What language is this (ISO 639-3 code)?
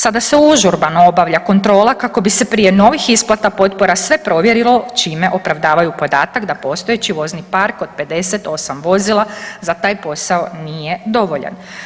hrv